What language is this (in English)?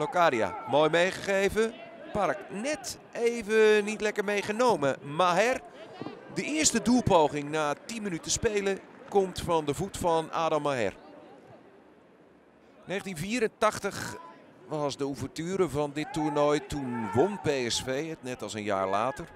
Dutch